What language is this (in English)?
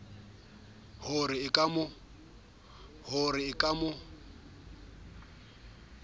Southern Sotho